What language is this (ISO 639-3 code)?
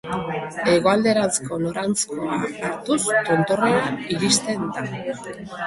eus